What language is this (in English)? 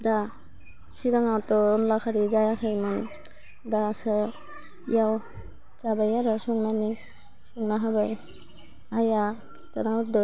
Bodo